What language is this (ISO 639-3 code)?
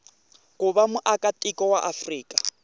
tso